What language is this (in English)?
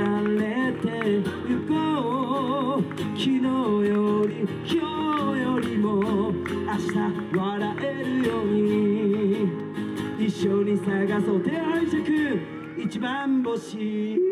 Japanese